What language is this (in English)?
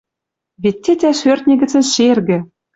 Western Mari